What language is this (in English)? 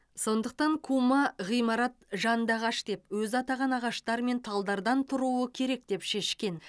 Kazakh